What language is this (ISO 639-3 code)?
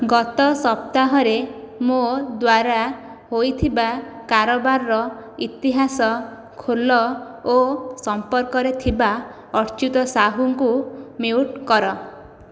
ori